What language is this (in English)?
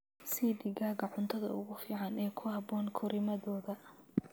Somali